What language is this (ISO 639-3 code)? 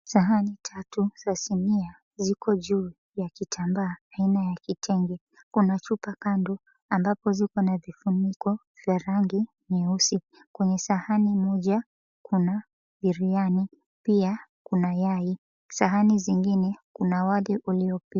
swa